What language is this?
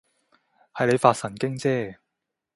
Cantonese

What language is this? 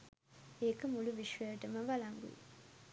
Sinhala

